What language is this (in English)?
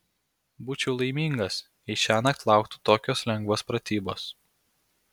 Lithuanian